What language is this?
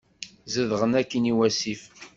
Kabyle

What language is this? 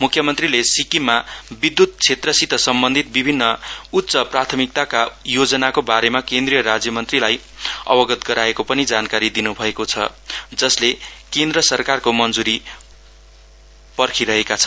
Nepali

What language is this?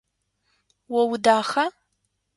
Adyghe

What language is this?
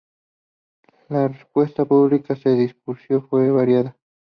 Spanish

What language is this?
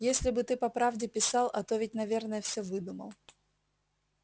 Russian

